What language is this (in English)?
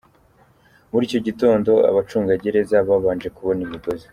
Kinyarwanda